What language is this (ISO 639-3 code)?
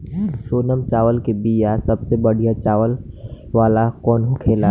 bho